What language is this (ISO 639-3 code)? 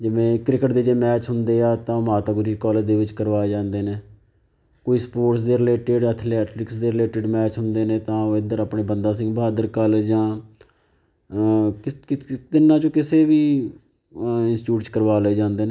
pan